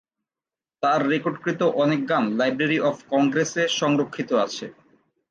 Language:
Bangla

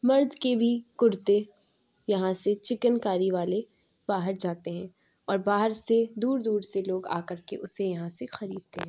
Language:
Urdu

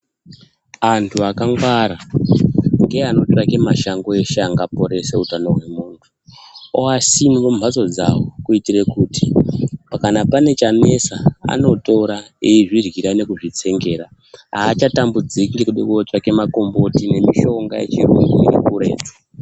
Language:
Ndau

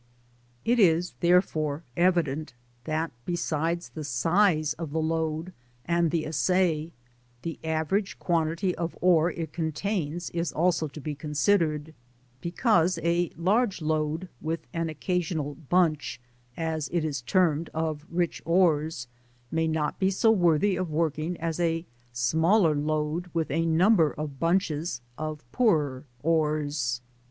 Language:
English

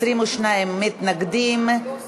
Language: Hebrew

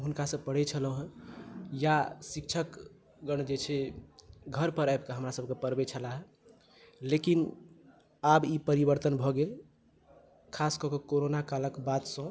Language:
Maithili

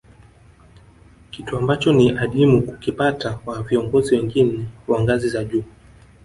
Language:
Swahili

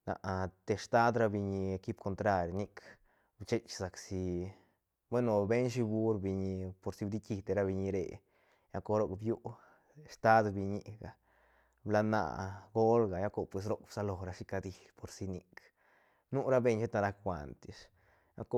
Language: Santa Catarina Albarradas Zapotec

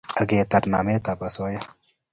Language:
Kalenjin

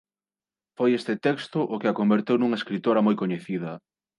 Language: Galician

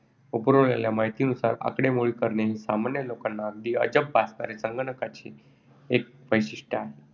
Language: Marathi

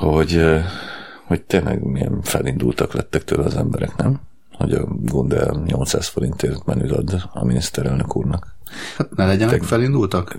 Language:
Hungarian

